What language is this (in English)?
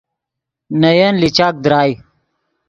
Yidgha